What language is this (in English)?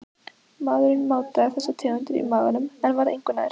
Icelandic